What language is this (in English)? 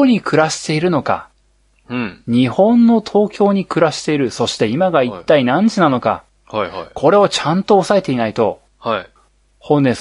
Japanese